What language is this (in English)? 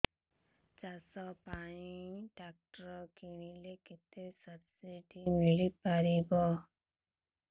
Odia